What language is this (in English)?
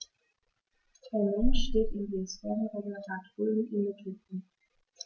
German